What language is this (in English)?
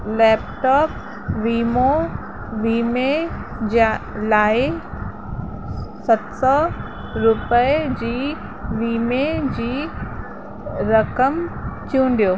Sindhi